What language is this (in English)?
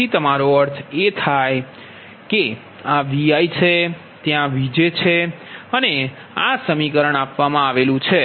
Gujarati